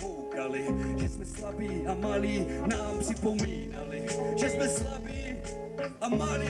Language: Czech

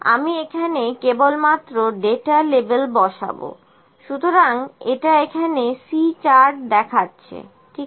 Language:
Bangla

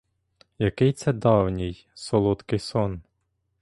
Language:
Ukrainian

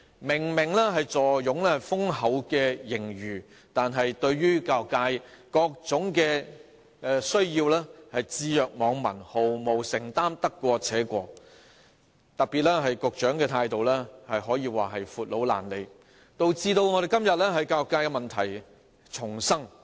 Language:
Cantonese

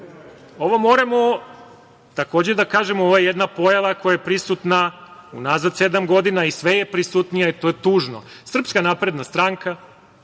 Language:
Serbian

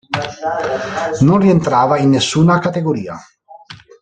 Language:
Italian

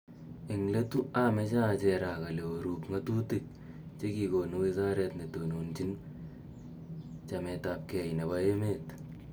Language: Kalenjin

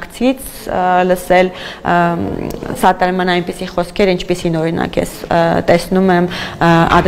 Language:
Romanian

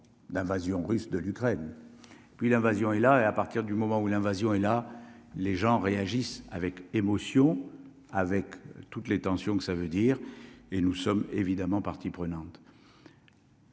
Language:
French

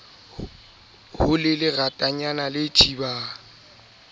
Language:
Southern Sotho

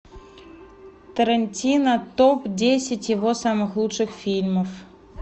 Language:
Russian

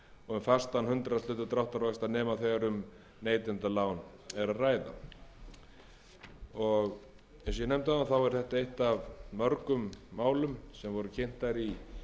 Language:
Icelandic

